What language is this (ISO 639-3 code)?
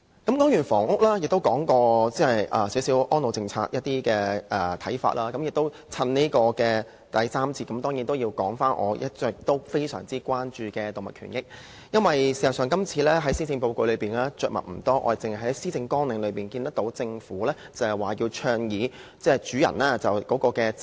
yue